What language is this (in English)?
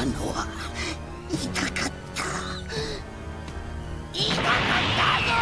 Japanese